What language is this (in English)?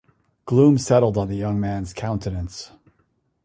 English